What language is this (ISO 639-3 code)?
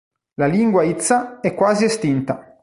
ita